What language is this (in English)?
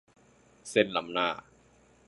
Thai